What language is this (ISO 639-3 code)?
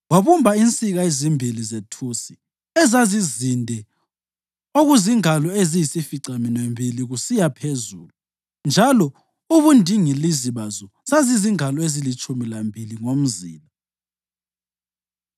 nde